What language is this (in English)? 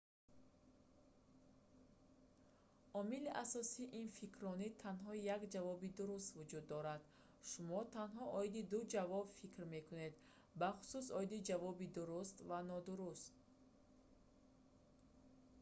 Tajik